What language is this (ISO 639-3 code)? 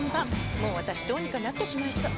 jpn